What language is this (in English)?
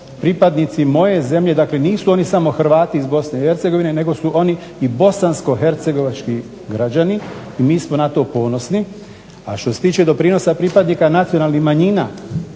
Croatian